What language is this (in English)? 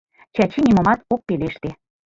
Mari